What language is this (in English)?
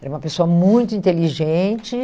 Portuguese